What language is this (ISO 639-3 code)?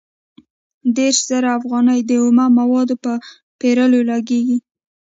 pus